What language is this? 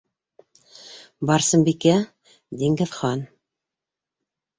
Bashkir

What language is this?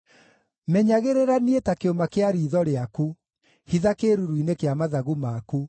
Kikuyu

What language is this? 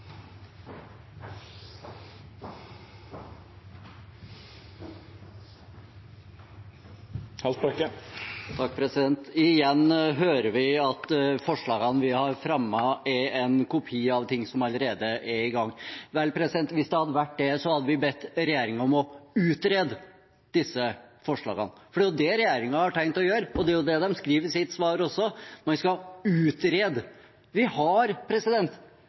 Norwegian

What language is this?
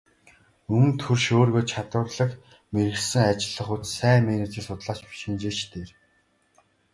Mongolian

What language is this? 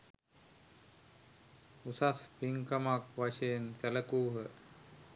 Sinhala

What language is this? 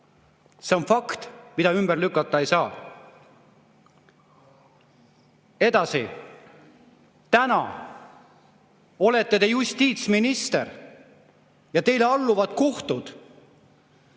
Estonian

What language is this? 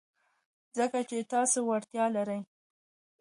Pashto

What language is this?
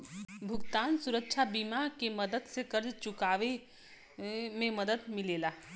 Bhojpuri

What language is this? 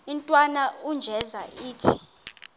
Xhosa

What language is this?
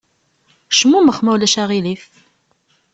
Kabyle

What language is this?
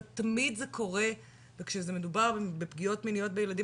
Hebrew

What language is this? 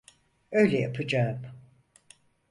Turkish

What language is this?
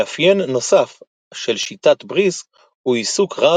Hebrew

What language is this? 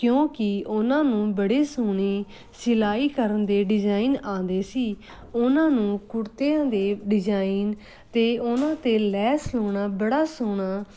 Punjabi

